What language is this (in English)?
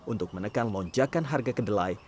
Indonesian